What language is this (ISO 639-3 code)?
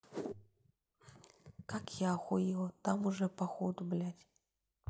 rus